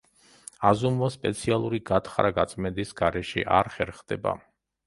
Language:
Georgian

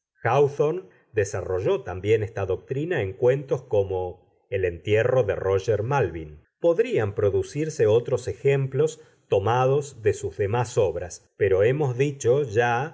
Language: Spanish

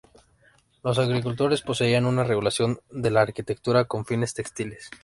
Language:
Spanish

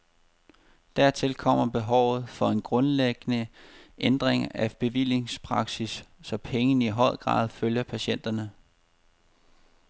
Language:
Danish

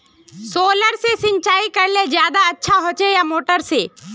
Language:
Magahi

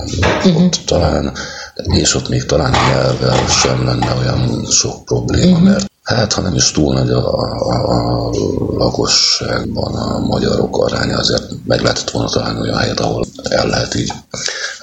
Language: Hungarian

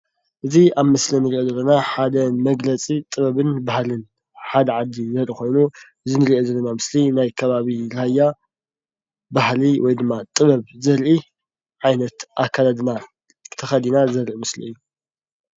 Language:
Tigrinya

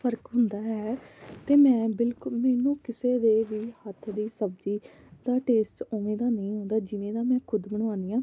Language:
Punjabi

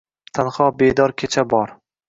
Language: Uzbek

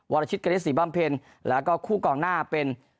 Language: Thai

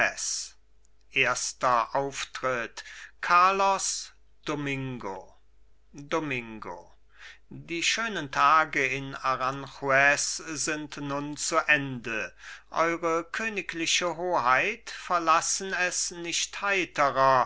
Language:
German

